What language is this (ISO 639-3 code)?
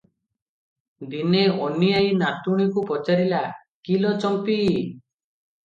ori